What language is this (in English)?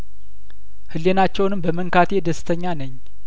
Amharic